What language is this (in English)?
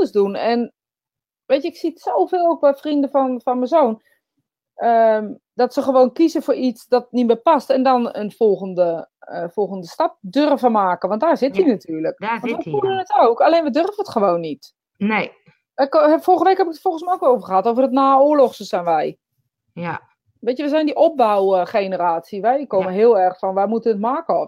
Dutch